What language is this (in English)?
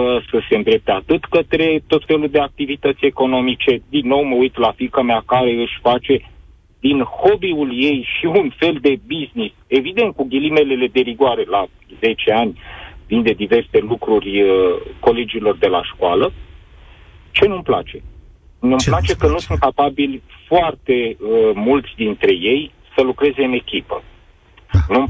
Romanian